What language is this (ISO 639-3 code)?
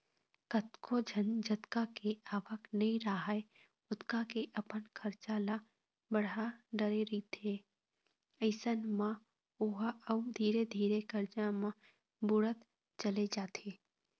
hne